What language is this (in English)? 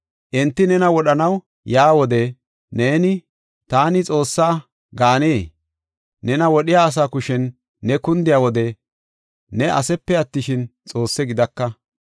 Gofa